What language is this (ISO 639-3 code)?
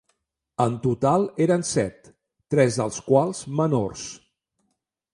cat